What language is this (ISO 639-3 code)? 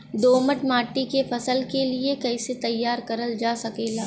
bho